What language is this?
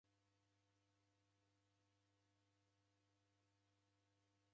Taita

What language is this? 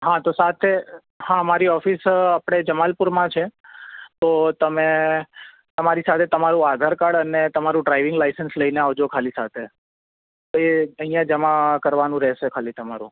Gujarati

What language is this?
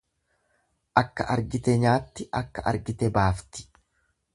Oromo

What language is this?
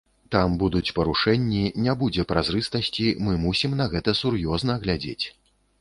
Belarusian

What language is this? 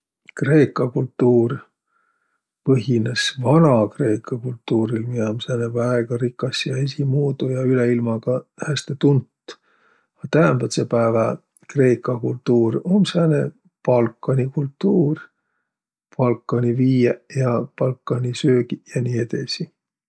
Võro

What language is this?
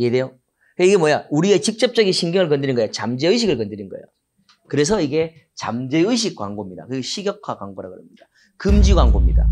Korean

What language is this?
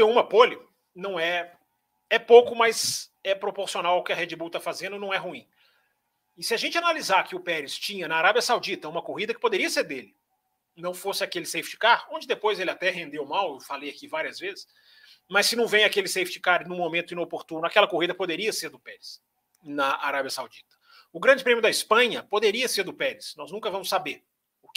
Portuguese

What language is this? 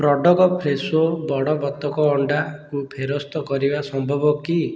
Odia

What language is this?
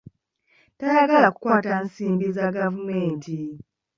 Ganda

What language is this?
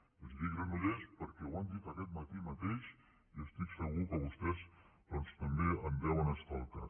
Catalan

